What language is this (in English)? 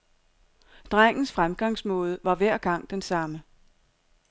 Danish